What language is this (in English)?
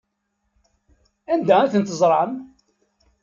Kabyle